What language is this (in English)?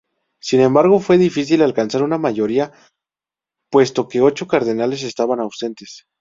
Spanish